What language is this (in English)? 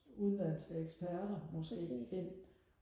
Danish